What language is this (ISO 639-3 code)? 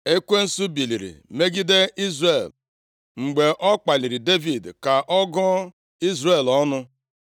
ibo